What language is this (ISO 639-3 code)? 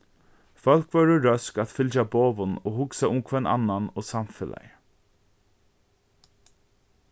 fao